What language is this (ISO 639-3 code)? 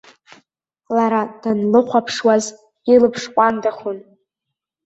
abk